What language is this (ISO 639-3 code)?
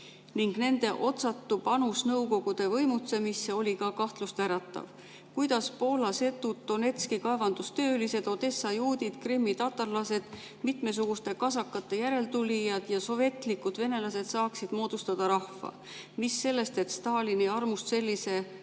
est